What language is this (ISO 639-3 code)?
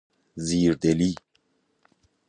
fas